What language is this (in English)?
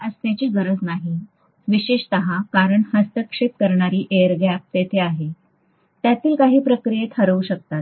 Marathi